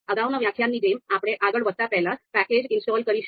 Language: Gujarati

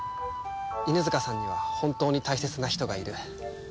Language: Japanese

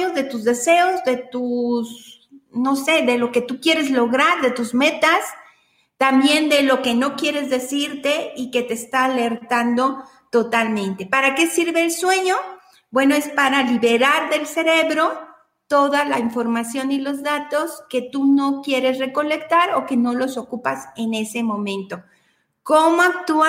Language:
Spanish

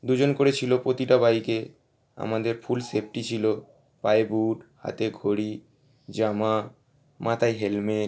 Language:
Bangla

